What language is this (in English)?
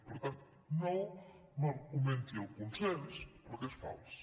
Catalan